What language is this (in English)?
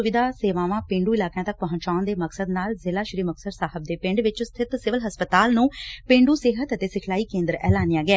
Punjabi